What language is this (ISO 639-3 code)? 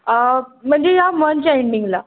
mar